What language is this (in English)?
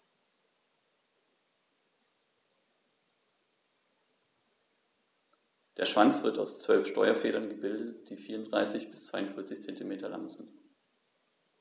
German